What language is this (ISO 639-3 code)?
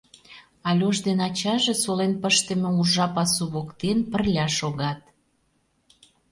chm